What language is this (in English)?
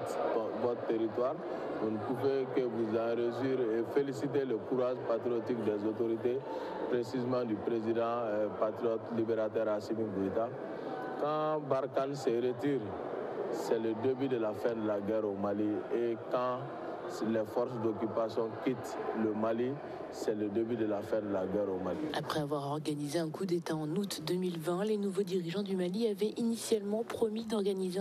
French